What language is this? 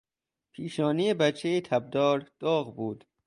Persian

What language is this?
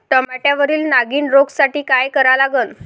Marathi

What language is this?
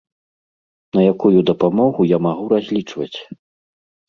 Belarusian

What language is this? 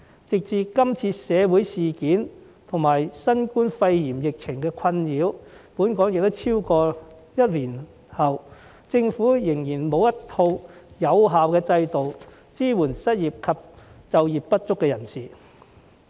Cantonese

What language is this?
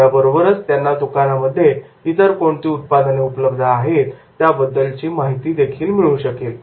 Marathi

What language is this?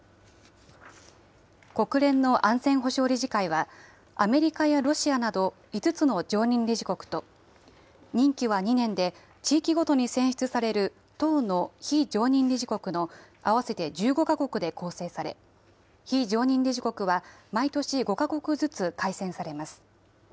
Japanese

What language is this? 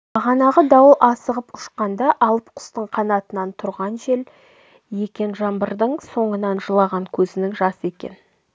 Kazakh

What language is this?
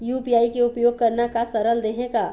Chhattisgarhi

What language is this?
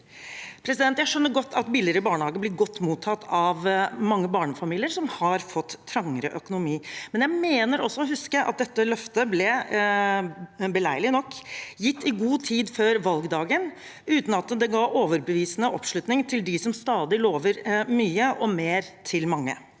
Norwegian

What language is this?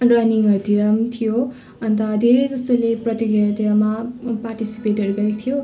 Nepali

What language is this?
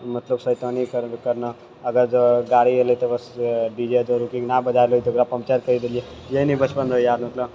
Maithili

